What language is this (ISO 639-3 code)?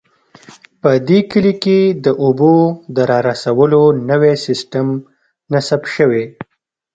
pus